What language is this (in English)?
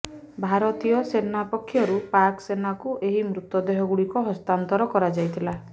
Odia